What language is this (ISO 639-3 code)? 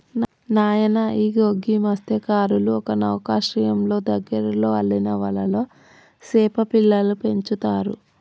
tel